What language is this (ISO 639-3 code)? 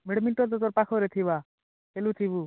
ori